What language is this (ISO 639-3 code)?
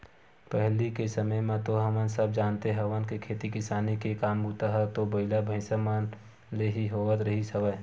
hne